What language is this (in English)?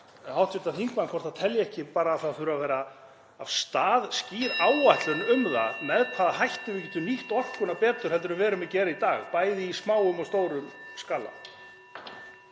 Icelandic